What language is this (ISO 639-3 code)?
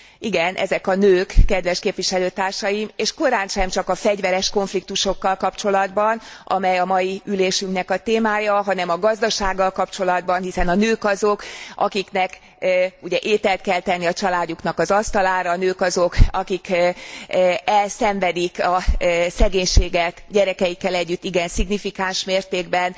hun